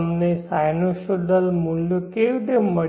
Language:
Gujarati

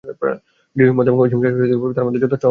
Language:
Bangla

